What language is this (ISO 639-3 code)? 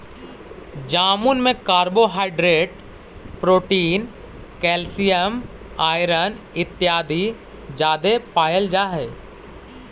mag